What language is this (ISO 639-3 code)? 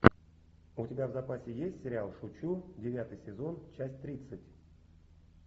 rus